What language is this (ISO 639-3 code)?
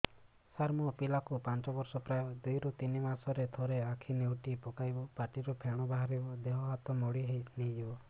ori